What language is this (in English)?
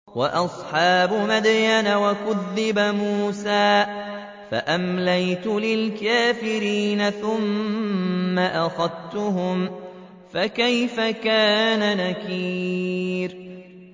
Arabic